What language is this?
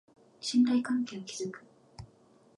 Japanese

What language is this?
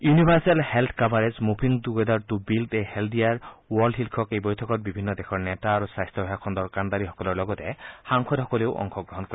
Assamese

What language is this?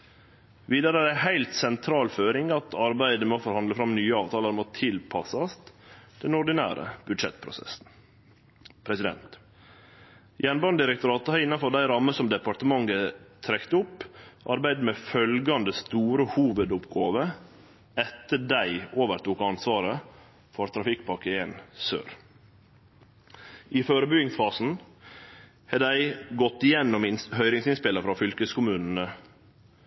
Norwegian Nynorsk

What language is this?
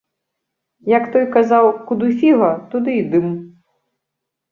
Belarusian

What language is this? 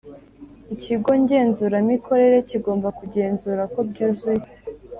Kinyarwanda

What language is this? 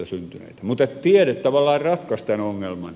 Finnish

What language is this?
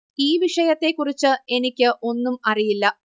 Malayalam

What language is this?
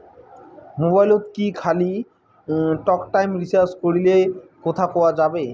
Bangla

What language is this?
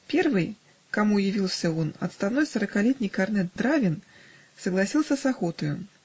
Russian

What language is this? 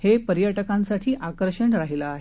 Marathi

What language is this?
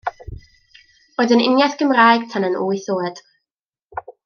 Welsh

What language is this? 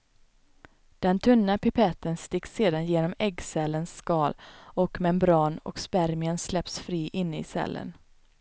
Swedish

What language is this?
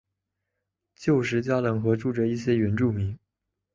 Chinese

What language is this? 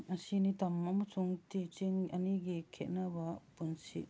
Manipuri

